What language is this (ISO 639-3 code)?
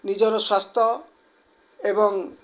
ori